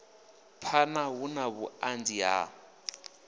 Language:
Venda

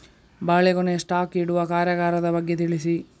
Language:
Kannada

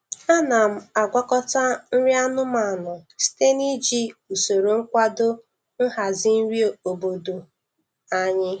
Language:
Igbo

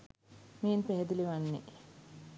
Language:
Sinhala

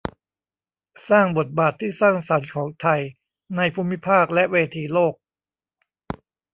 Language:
Thai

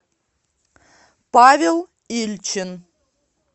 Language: Russian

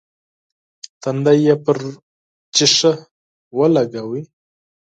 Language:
Pashto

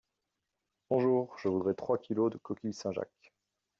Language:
French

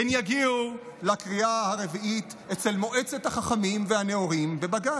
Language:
Hebrew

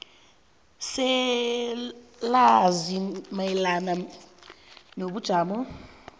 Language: South Ndebele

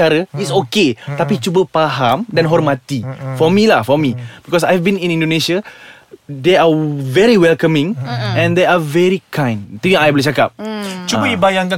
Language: Malay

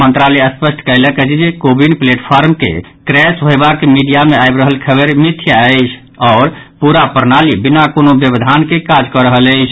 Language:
Maithili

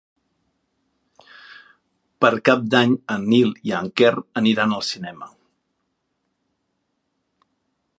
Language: Catalan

